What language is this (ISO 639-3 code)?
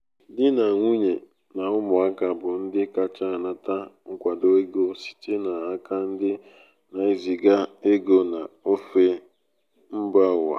ibo